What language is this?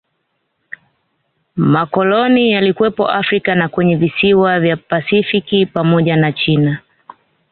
Swahili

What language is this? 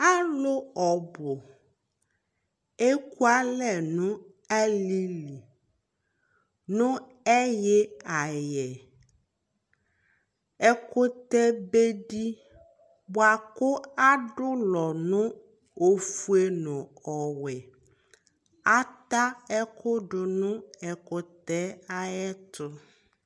Ikposo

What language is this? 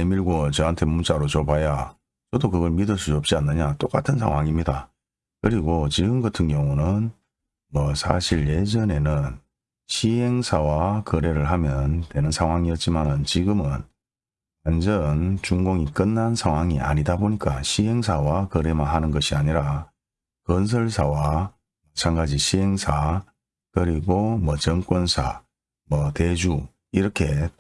Korean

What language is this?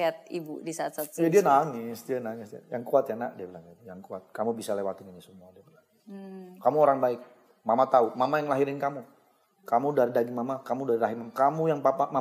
Indonesian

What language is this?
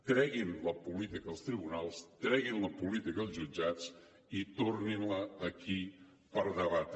Catalan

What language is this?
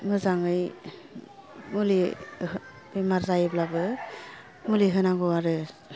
Bodo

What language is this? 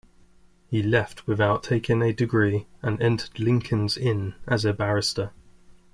English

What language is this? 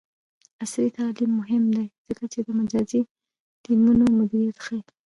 Pashto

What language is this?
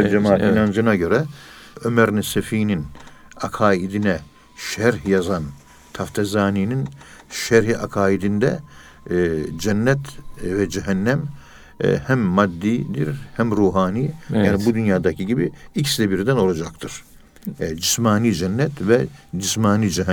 Turkish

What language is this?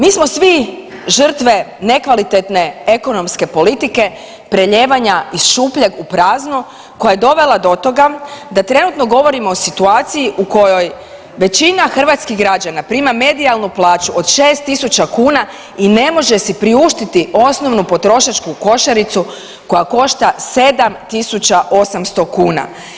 Croatian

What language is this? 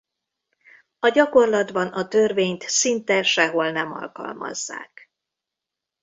Hungarian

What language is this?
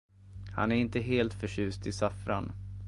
Swedish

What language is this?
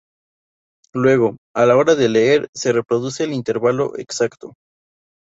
Spanish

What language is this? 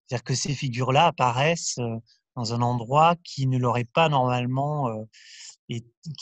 French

